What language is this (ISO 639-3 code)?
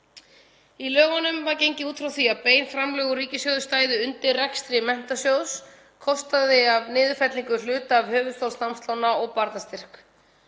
isl